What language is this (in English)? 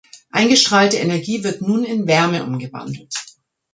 German